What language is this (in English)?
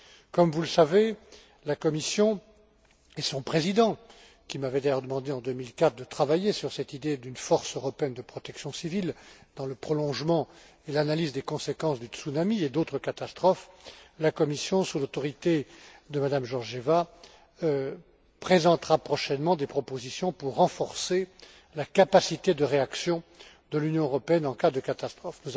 French